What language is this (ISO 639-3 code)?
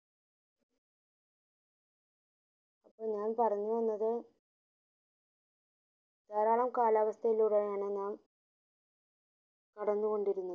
mal